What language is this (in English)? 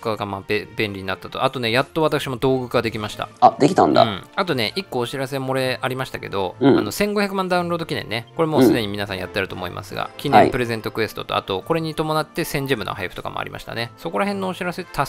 Japanese